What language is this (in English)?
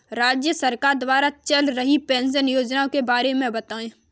Hindi